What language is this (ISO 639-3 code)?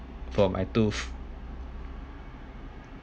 eng